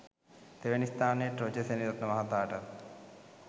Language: Sinhala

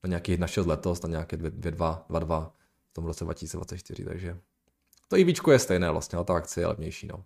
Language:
Czech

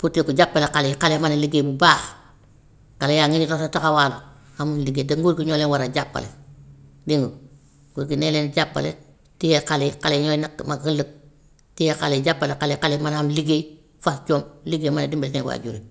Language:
Gambian Wolof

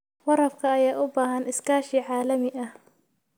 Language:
Somali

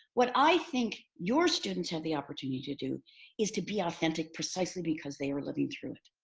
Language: English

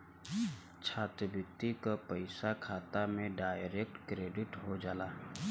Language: Bhojpuri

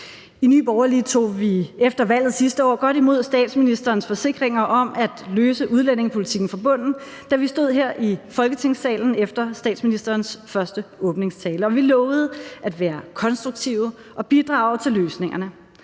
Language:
Danish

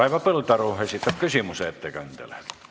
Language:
Estonian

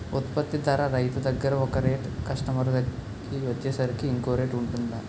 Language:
Telugu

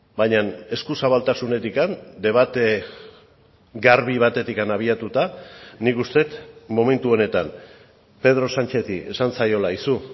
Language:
Basque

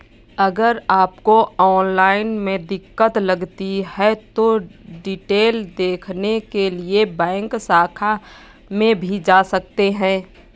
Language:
Hindi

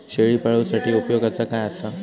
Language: Marathi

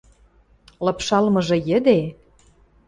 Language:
Western Mari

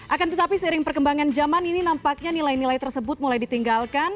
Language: Indonesian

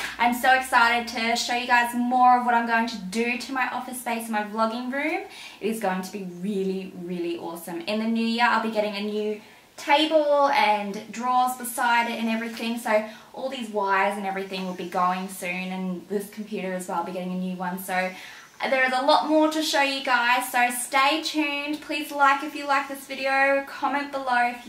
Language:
English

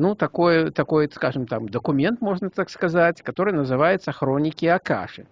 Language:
Russian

